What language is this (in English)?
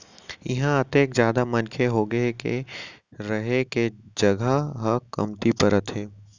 Chhattisgarhi